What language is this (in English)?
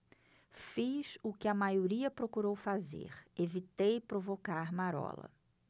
Portuguese